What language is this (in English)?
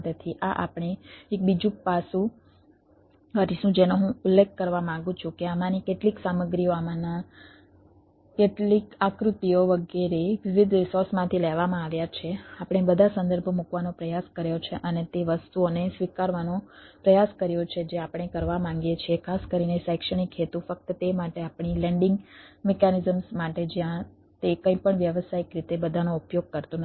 Gujarati